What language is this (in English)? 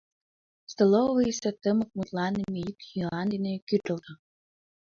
Mari